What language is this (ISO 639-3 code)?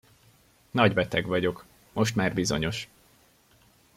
hun